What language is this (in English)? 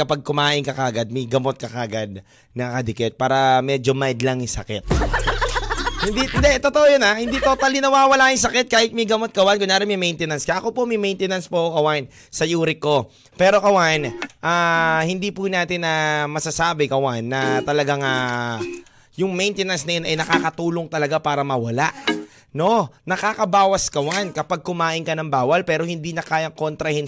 Filipino